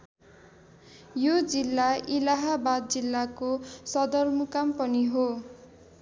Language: Nepali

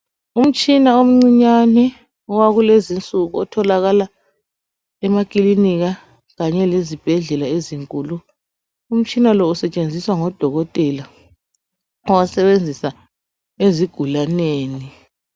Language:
North Ndebele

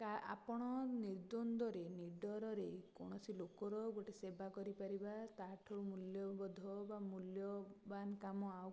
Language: Odia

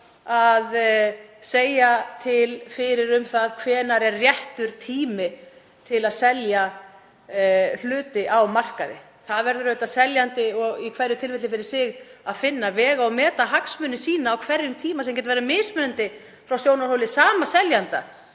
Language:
Icelandic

